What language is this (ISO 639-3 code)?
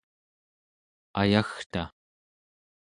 esu